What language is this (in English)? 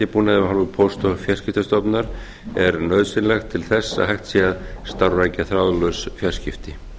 Icelandic